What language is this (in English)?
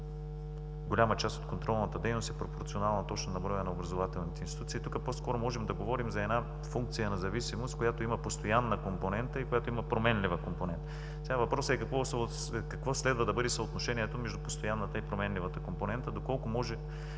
Bulgarian